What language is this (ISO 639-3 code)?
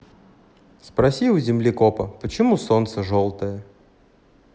rus